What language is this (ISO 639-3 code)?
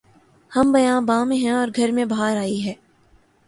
urd